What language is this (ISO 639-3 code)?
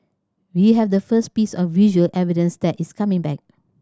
eng